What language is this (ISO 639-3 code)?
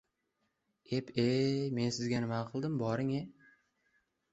uzb